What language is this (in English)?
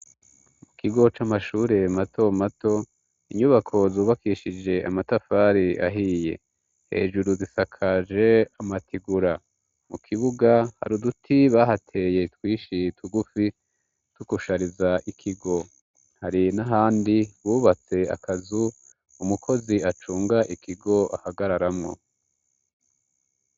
Rundi